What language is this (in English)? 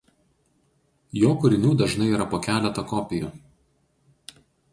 Lithuanian